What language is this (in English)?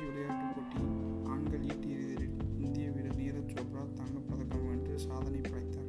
Tamil